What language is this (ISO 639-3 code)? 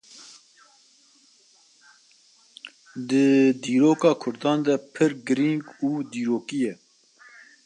kur